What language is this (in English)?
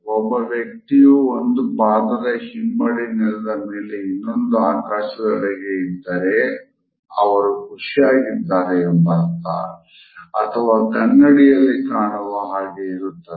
Kannada